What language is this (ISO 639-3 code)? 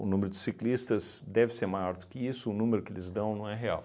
por